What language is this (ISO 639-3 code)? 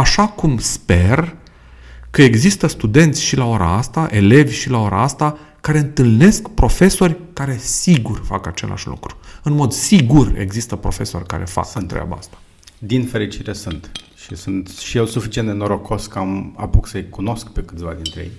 ron